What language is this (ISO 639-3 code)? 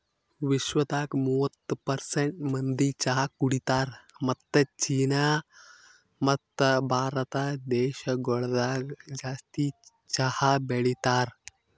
kan